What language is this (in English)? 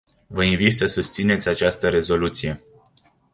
Romanian